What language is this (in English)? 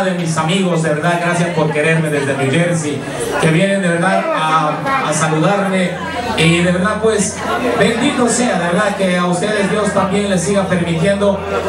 Spanish